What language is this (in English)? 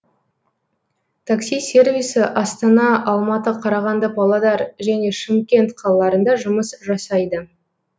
Kazakh